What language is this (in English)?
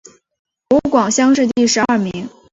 Chinese